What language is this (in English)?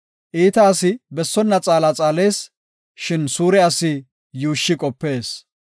Gofa